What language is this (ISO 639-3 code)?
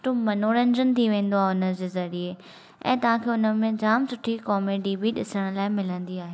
snd